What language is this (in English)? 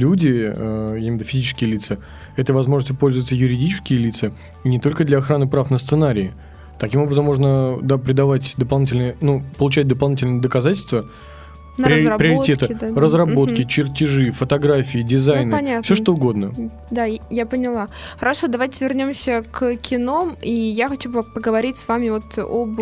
Russian